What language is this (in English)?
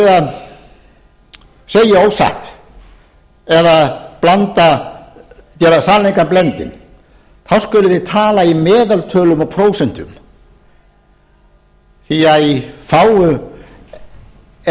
Icelandic